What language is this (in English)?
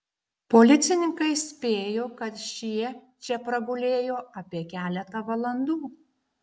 Lithuanian